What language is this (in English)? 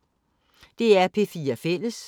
Danish